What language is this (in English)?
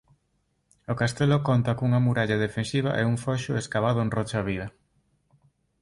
Galician